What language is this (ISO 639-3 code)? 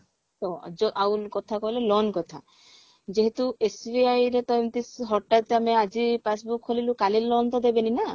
ori